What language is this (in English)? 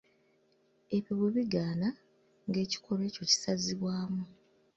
Ganda